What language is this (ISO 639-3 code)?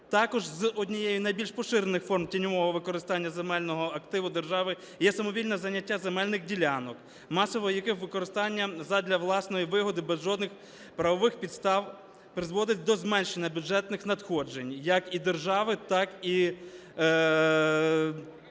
ukr